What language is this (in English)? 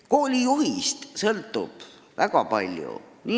Estonian